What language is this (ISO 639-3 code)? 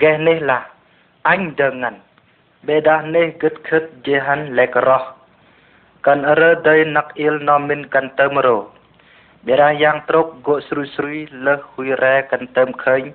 vie